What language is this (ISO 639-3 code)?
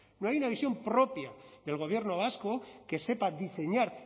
spa